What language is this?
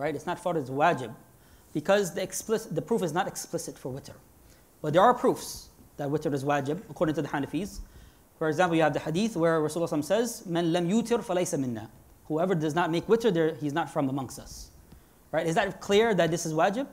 English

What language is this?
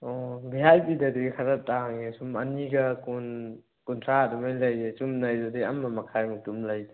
Manipuri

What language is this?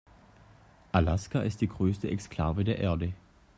German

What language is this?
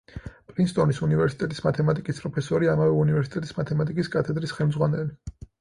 Georgian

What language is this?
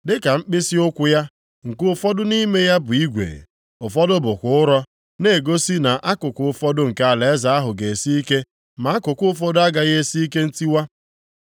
Igbo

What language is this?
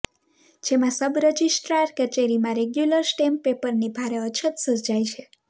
Gujarati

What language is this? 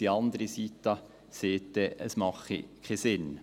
Swiss German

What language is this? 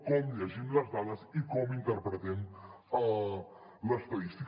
Catalan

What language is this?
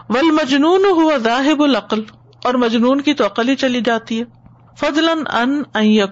Urdu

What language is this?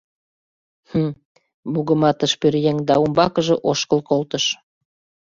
Mari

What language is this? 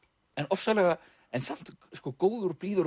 Icelandic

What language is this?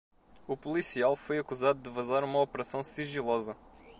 Portuguese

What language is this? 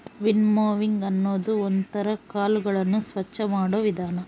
Kannada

